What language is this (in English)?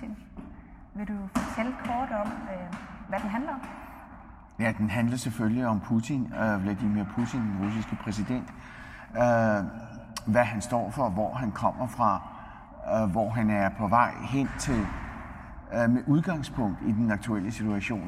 Danish